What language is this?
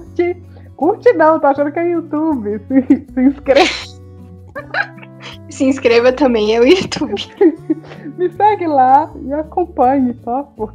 Portuguese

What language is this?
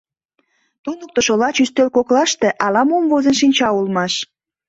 Mari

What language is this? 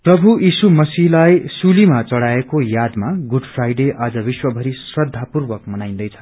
Nepali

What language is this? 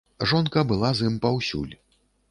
Belarusian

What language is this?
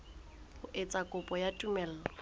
Southern Sotho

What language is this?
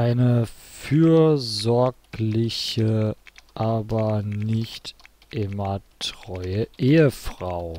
German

